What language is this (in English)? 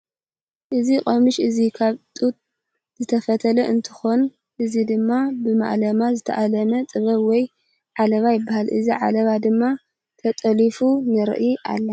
Tigrinya